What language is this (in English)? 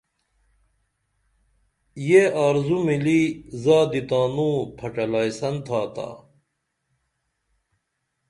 Dameli